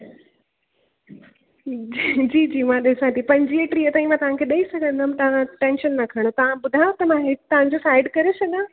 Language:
Sindhi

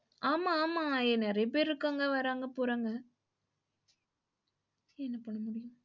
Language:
Tamil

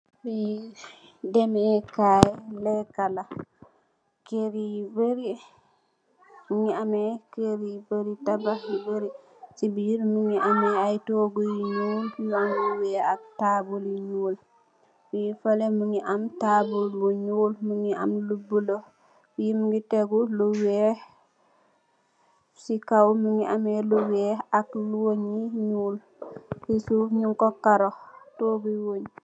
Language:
Wolof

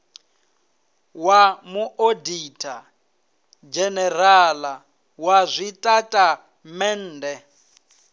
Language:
Venda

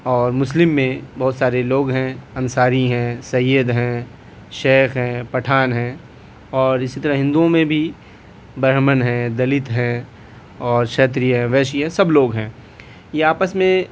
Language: Urdu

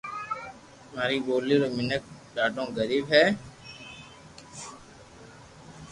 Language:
Loarki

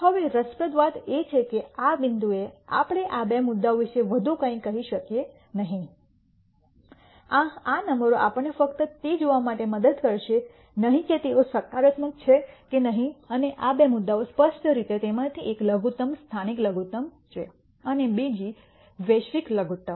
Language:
Gujarati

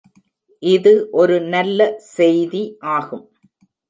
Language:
Tamil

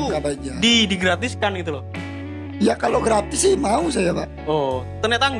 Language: Indonesian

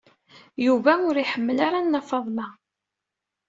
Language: Kabyle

